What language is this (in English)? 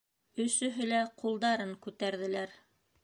Bashkir